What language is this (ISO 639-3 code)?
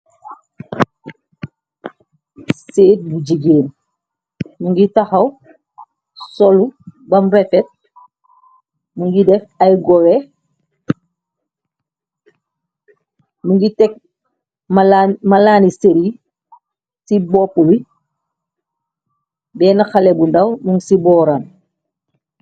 wol